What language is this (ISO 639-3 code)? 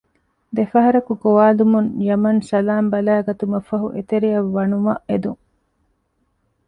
div